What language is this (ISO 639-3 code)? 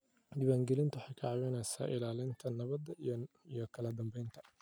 som